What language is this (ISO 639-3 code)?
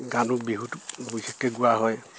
asm